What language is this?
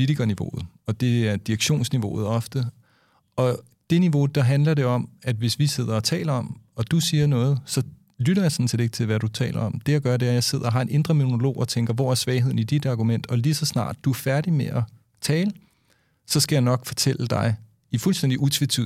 Danish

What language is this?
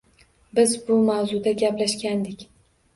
Uzbek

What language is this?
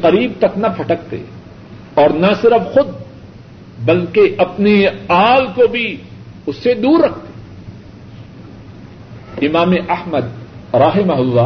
Urdu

